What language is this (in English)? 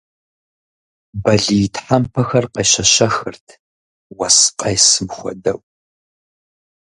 Kabardian